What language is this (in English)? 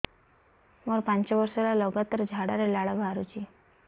Odia